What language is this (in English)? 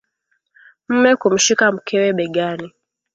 Swahili